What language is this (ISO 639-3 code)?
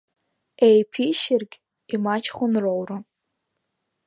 abk